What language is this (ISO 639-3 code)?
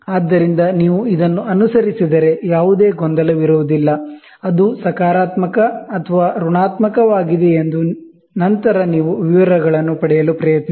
kan